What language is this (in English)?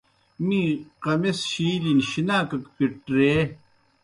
Kohistani Shina